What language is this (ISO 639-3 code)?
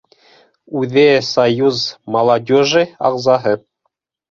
bak